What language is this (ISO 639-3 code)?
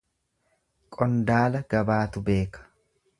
orm